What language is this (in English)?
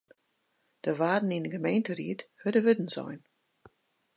Western Frisian